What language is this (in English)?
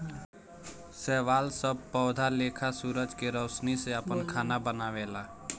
Bhojpuri